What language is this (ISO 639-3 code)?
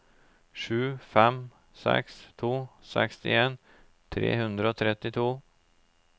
nor